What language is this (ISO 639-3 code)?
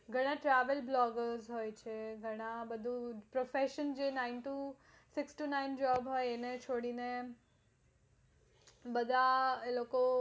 guj